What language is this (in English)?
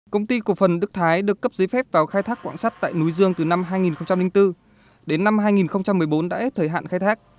Vietnamese